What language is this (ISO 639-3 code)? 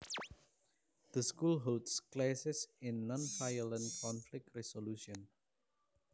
jav